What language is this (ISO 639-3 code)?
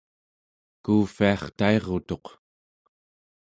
esu